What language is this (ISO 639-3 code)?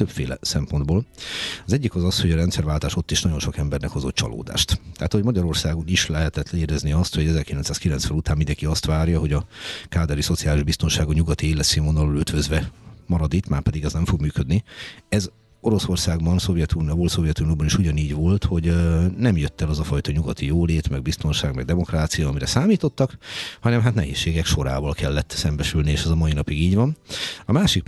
hun